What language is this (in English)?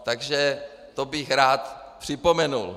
Czech